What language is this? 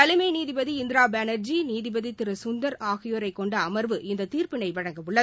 Tamil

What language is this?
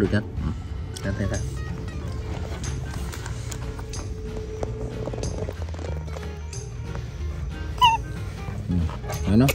Vietnamese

